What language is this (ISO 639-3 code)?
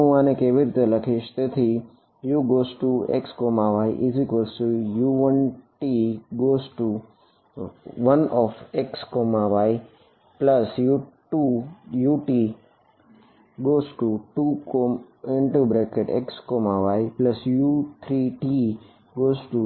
guj